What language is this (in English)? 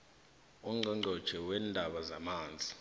South Ndebele